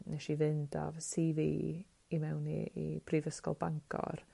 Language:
Welsh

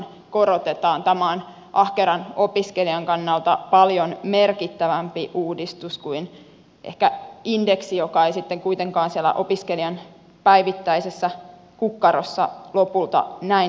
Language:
Finnish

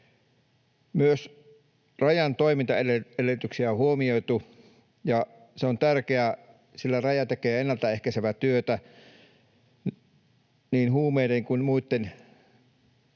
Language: Finnish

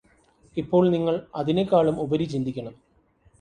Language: Malayalam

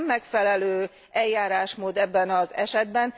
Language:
Hungarian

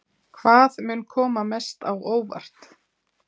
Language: Icelandic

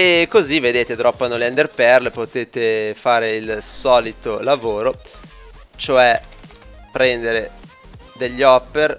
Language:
Italian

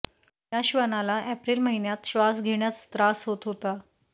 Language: Marathi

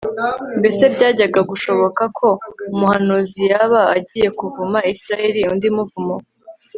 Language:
Kinyarwanda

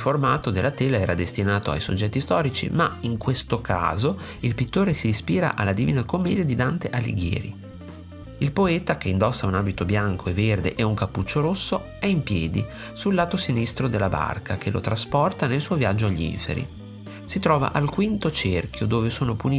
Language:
Italian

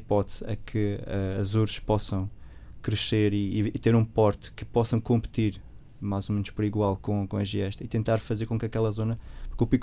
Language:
Portuguese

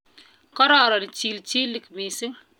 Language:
Kalenjin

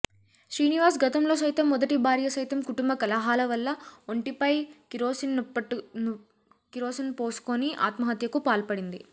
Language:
Telugu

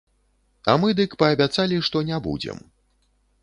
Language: Belarusian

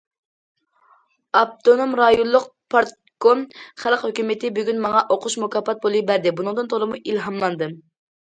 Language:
Uyghur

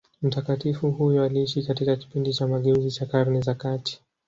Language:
Swahili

